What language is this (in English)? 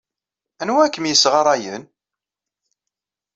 Kabyle